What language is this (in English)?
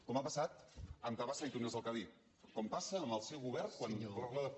Catalan